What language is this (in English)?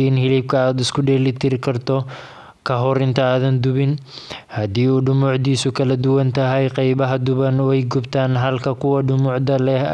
Somali